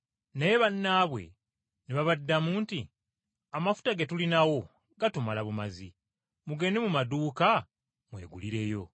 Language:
Ganda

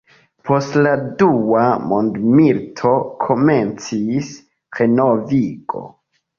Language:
Esperanto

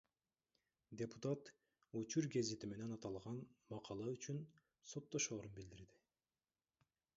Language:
Kyrgyz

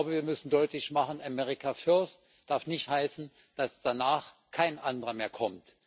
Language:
German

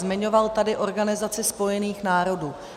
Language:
Czech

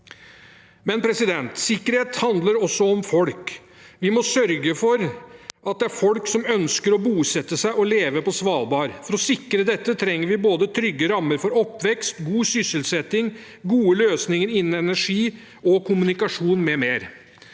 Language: Norwegian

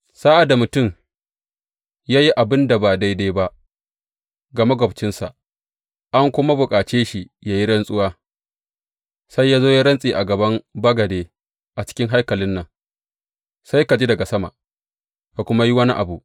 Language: Hausa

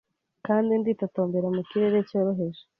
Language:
Kinyarwanda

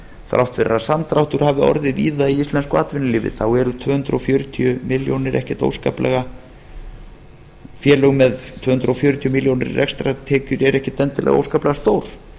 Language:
Icelandic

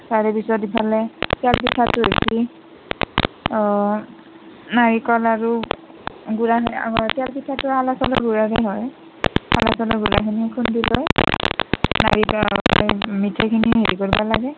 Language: Assamese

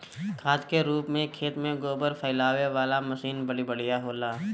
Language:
Bhojpuri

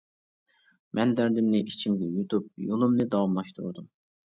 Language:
Uyghur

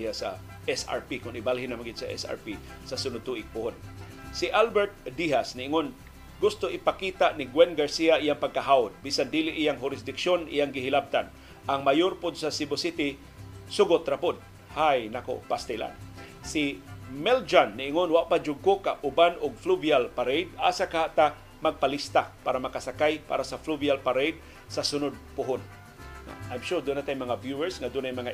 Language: Filipino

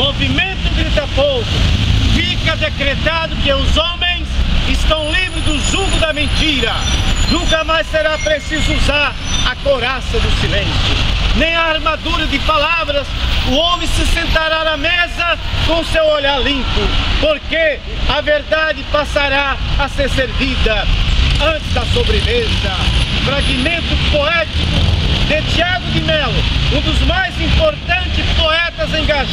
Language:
Portuguese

